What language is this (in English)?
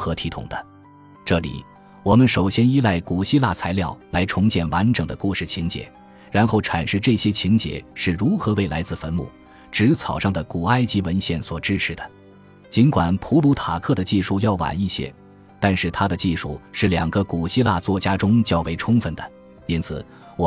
Chinese